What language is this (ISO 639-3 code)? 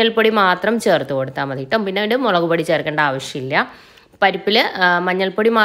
mal